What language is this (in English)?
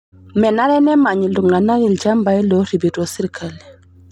Masai